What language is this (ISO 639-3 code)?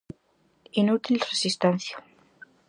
glg